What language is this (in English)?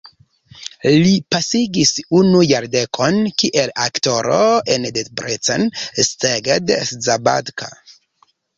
Esperanto